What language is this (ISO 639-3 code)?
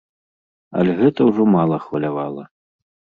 bel